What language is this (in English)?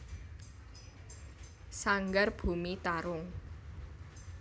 Javanese